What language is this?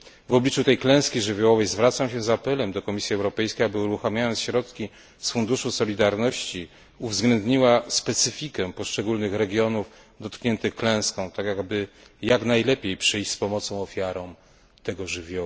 Polish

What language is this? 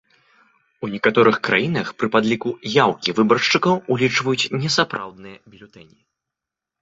Belarusian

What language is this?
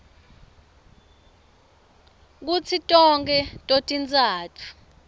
Swati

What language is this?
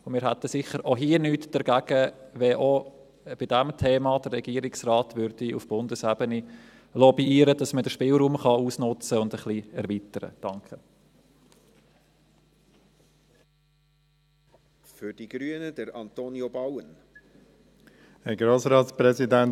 Swiss German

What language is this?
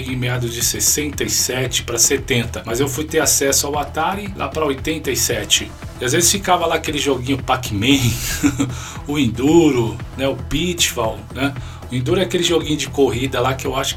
Portuguese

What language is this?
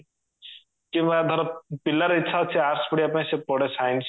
Odia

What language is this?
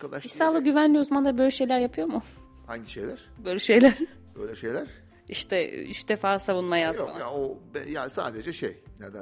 Turkish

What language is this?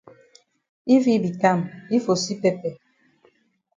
Cameroon Pidgin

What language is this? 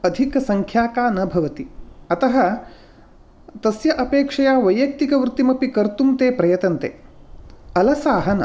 Sanskrit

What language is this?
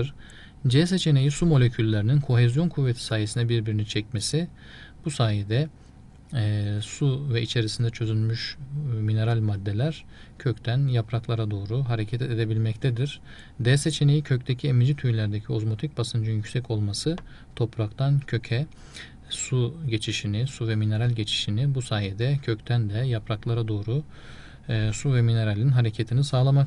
Turkish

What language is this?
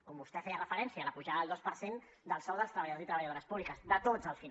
Catalan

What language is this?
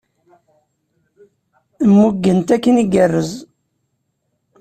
Kabyle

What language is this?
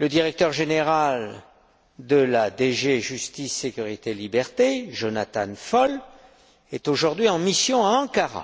French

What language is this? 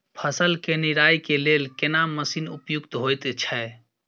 Maithili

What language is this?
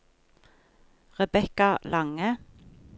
Norwegian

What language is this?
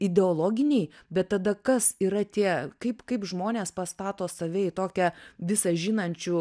Lithuanian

